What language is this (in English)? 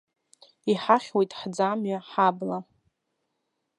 Abkhazian